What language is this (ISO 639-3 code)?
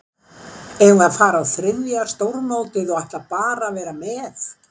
isl